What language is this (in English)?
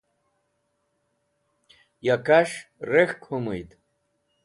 Wakhi